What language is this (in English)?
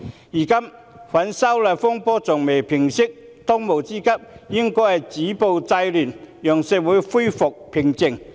Cantonese